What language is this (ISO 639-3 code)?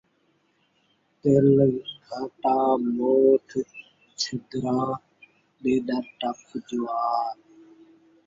skr